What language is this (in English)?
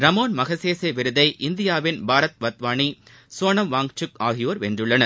Tamil